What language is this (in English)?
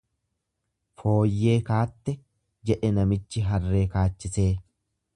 Oromo